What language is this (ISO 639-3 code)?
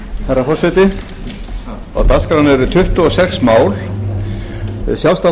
isl